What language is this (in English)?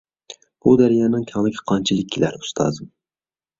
Uyghur